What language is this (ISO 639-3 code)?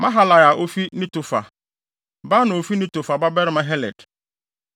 aka